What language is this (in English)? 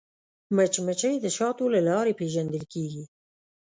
Pashto